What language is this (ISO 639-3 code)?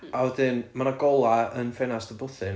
cym